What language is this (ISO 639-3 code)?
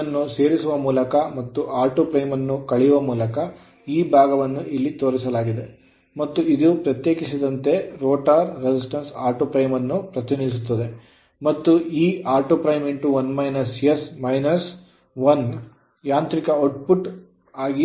kan